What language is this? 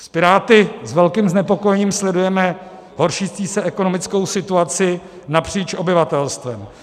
Czech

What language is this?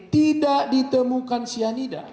Indonesian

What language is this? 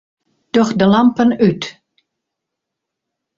Western Frisian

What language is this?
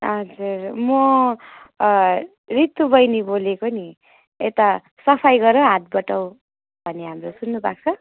Nepali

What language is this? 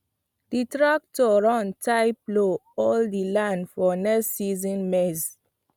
Nigerian Pidgin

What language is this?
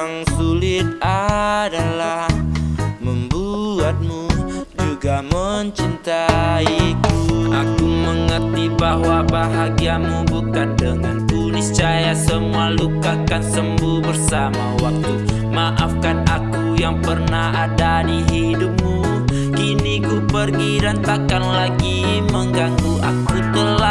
Indonesian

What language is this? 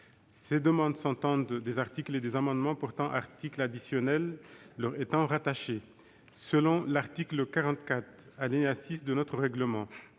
French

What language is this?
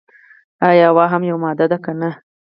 Pashto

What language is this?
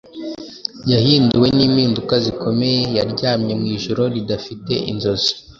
Kinyarwanda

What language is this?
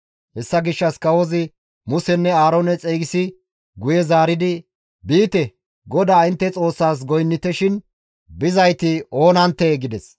Gamo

